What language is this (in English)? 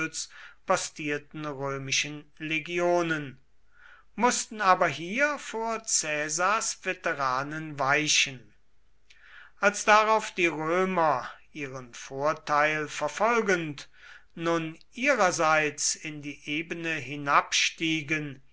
German